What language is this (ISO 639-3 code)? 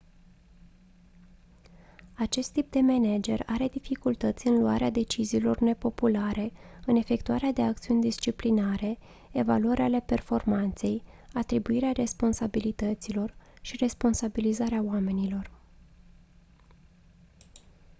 ron